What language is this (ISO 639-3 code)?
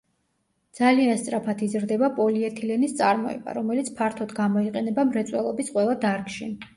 kat